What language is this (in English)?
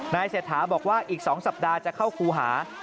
Thai